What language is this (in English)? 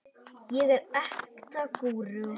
Icelandic